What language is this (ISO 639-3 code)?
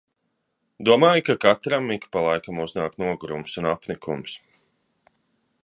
lav